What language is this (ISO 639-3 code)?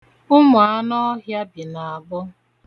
ibo